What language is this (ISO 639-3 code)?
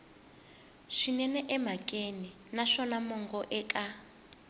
tso